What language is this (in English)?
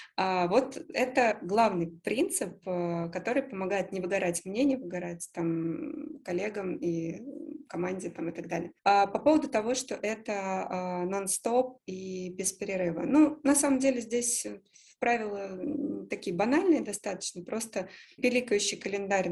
Russian